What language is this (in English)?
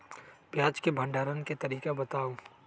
Magahi